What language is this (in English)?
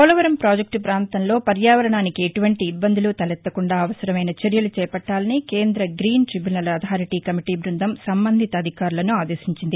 Telugu